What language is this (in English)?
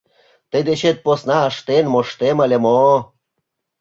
Mari